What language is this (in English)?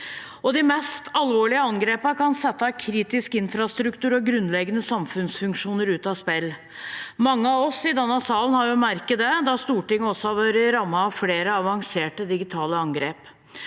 Norwegian